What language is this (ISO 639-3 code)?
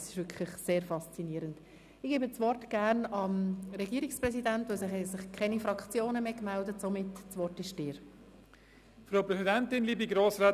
gsw